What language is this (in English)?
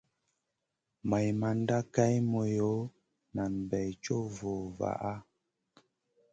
Masana